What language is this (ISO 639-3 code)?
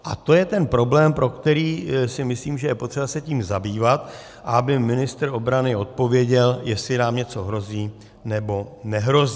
ces